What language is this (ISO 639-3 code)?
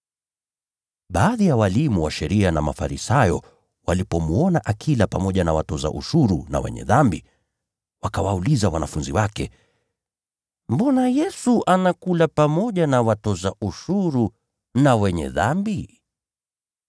swa